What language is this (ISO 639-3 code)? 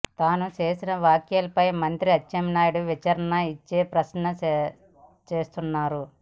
tel